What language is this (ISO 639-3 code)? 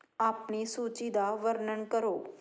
pan